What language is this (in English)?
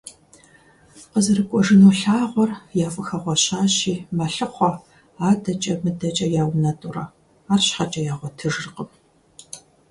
Kabardian